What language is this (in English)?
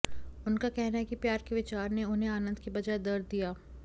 Hindi